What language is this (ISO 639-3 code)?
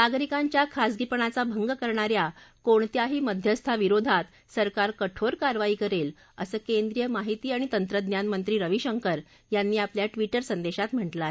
mar